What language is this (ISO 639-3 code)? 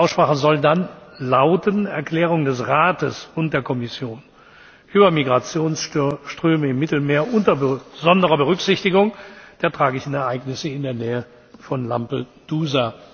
deu